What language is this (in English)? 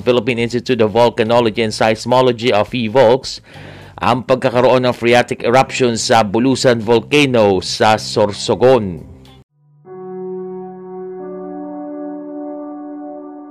Filipino